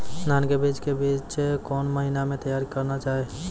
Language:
Maithili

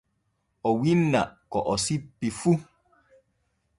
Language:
Borgu Fulfulde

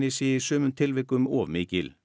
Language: Icelandic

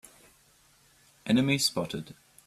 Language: English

